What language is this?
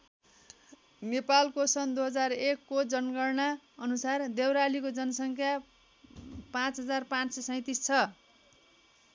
Nepali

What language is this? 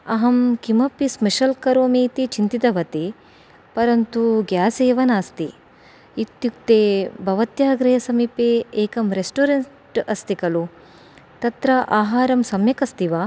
Sanskrit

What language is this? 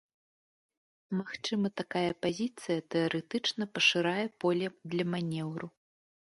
Belarusian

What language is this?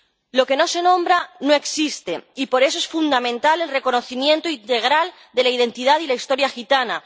Spanish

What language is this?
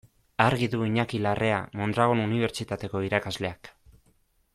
Basque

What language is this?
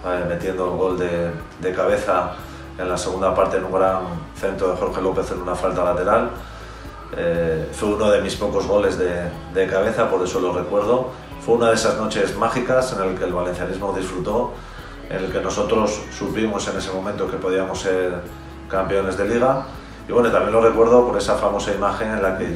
Spanish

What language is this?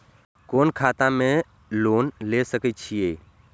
Maithili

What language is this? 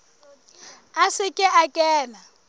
Southern Sotho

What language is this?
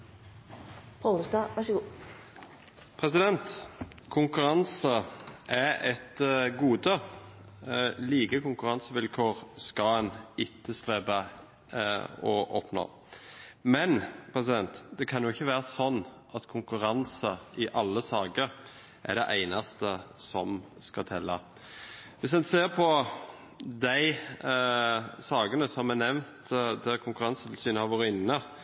Norwegian Bokmål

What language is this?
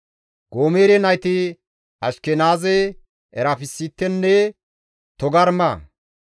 Gamo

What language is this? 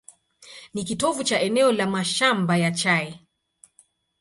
Swahili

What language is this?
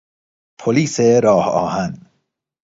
Persian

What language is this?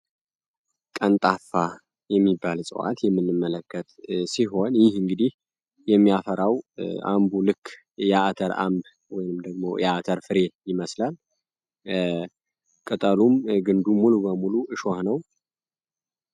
Amharic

